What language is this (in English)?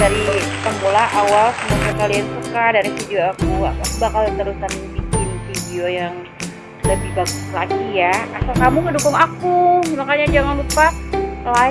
Indonesian